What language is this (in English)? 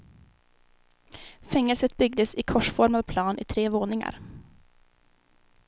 Swedish